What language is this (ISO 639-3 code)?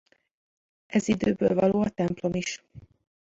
hun